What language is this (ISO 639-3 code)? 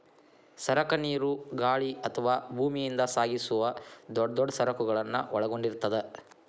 kan